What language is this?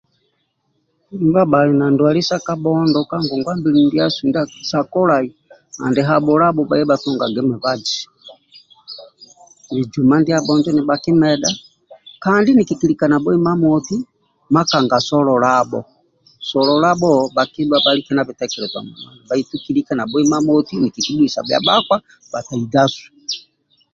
Amba (Uganda)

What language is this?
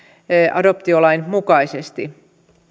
Finnish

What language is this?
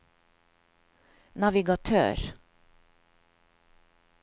Norwegian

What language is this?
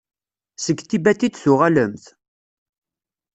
Kabyle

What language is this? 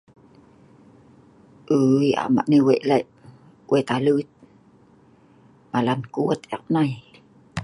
Sa'ban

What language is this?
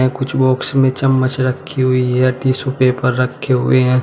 Hindi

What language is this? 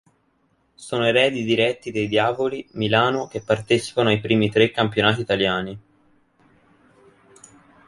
Italian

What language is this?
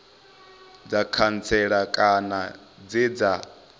Venda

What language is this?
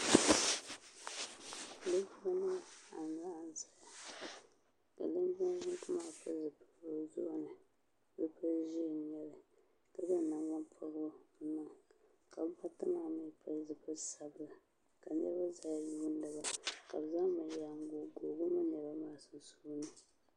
Dagbani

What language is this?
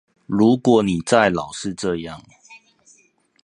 Chinese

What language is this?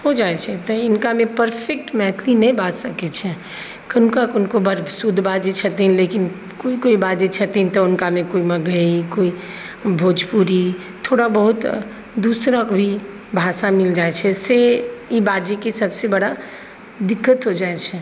Maithili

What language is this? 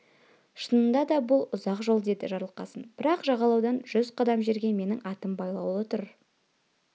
Kazakh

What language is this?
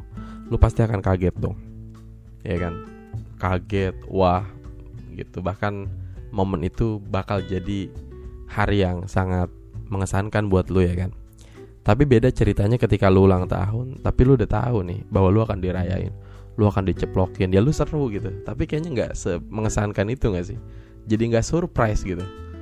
Indonesian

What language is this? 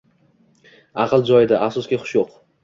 Uzbek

